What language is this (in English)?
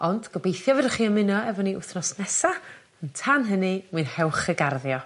Welsh